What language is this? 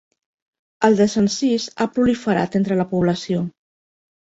Catalan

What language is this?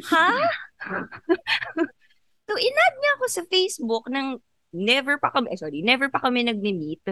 Filipino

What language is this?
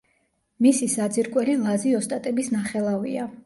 Georgian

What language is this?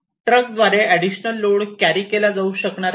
Marathi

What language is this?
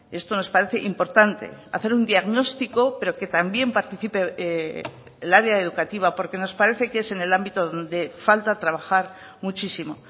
Spanish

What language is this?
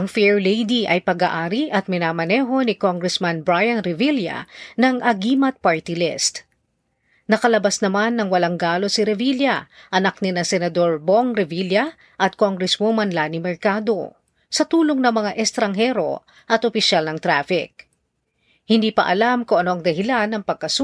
Filipino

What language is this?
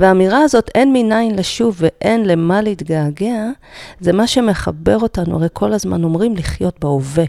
Hebrew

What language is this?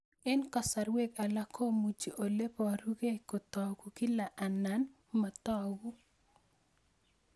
Kalenjin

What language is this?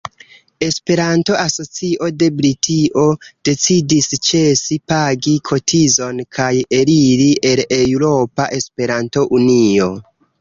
Esperanto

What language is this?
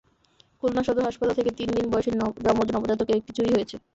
Bangla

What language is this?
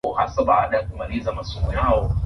Swahili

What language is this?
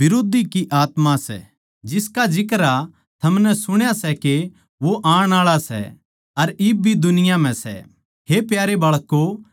Haryanvi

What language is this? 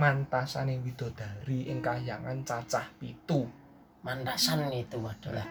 Indonesian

